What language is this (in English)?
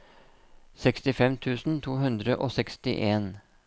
Norwegian